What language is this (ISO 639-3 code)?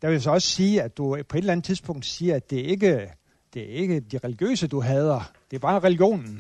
dan